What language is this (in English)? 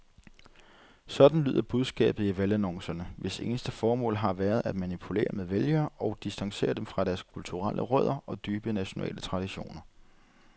Danish